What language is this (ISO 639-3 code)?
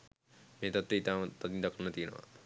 sin